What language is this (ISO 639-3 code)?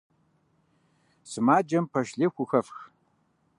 kbd